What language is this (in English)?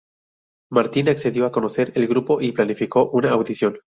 Spanish